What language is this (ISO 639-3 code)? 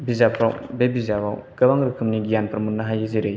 brx